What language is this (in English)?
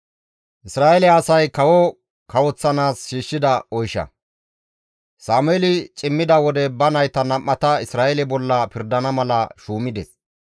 Gamo